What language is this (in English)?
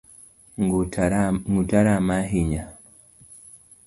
Luo (Kenya and Tanzania)